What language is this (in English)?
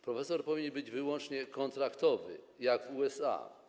Polish